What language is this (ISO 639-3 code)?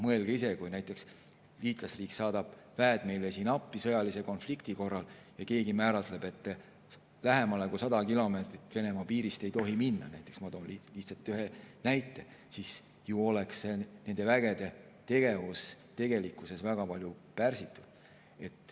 est